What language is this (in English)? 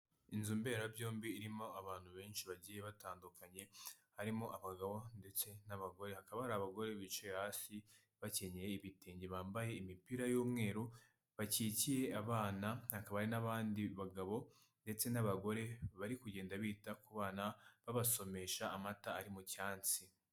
Kinyarwanda